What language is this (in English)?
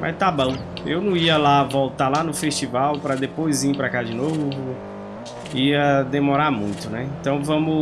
Portuguese